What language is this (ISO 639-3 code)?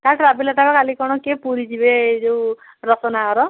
ori